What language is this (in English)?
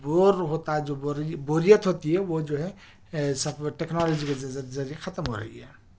Urdu